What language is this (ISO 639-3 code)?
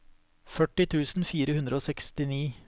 nor